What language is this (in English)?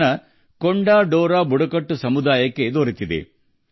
Kannada